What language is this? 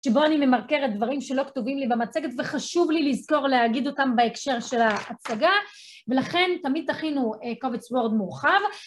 Hebrew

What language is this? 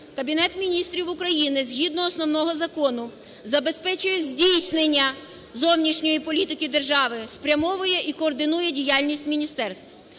Ukrainian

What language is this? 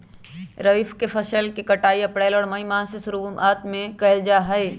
Magahi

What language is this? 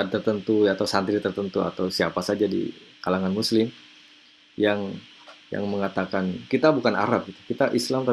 Indonesian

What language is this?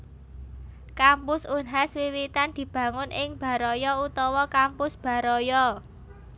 Javanese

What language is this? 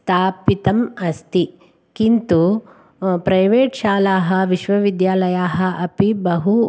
Sanskrit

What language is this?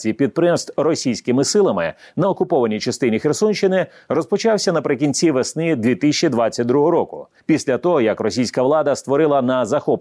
Ukrainian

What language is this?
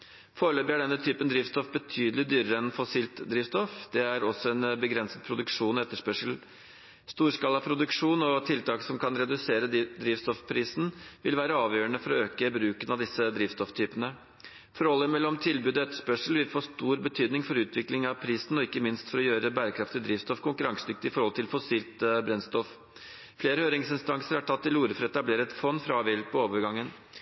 Norwegian Bokmål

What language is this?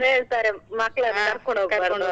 Kannada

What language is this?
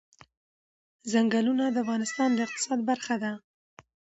Pashto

